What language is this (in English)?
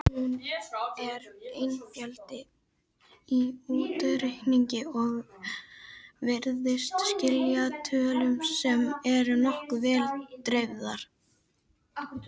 Icelandic